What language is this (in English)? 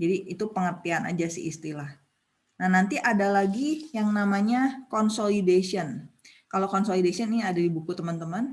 Indonesian